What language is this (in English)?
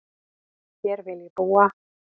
Icelandic